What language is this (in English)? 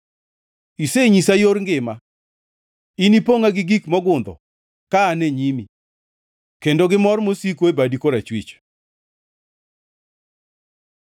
Luo (Kenya and Tanzania)